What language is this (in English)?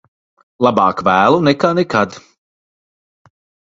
Latvian